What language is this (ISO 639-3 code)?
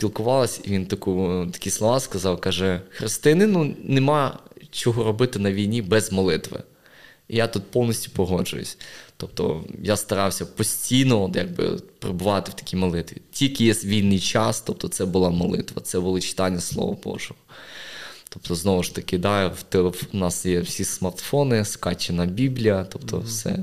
ukr